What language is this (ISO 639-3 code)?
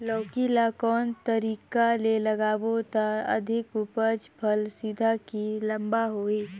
hne